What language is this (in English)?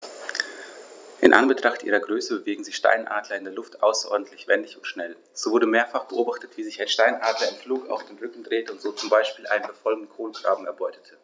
German